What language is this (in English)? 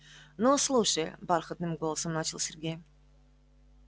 Russian